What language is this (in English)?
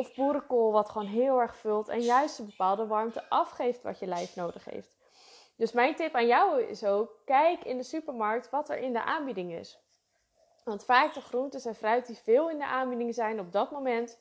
Dutch